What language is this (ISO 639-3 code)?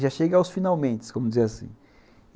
por